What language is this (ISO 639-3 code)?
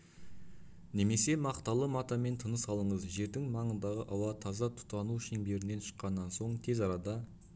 kaz